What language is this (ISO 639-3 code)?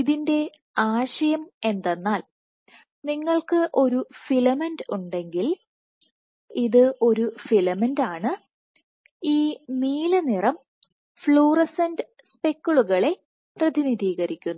mal